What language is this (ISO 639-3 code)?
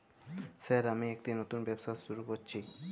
ben